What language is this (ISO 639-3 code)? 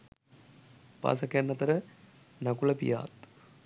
sin